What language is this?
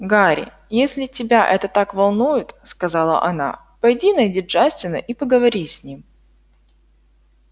Russian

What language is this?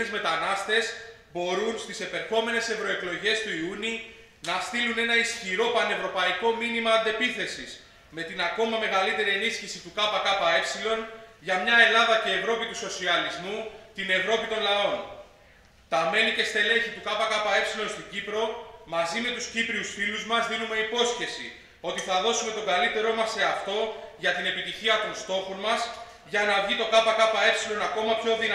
Greek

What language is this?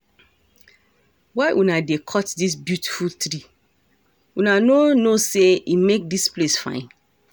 Nigerian Pidgin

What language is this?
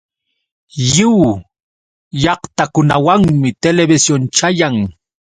Yauyos Quechua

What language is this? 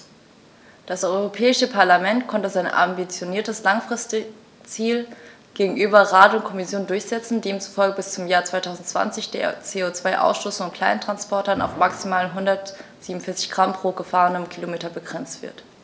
German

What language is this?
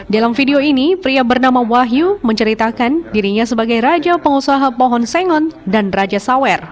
Indonesian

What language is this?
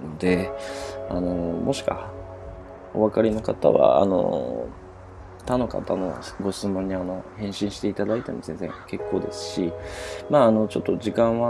Japanese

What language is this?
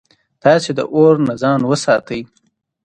Pashto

